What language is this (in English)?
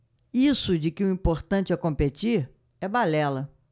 Portuguese